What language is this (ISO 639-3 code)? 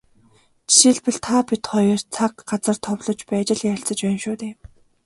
mon